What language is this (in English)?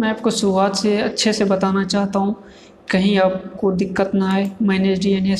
Hindi